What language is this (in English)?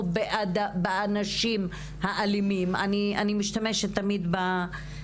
Hebrew